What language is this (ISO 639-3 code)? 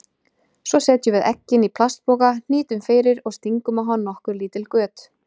isl